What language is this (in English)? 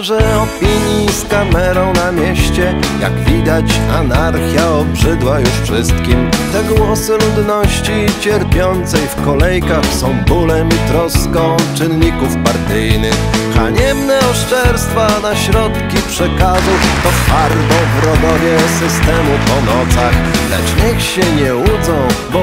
Polish